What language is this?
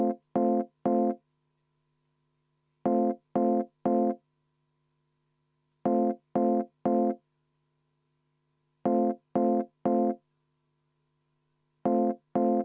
Estonian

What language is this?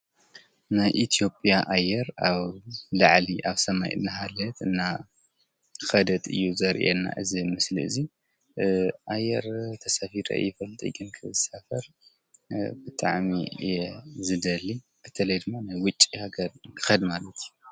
Tigrinya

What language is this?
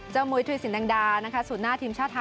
Thai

